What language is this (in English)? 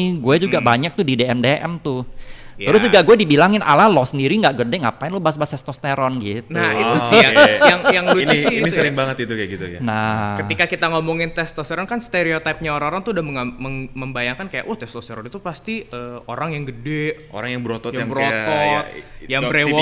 Indonesian